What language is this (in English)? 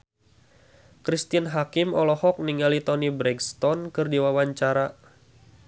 Sundanese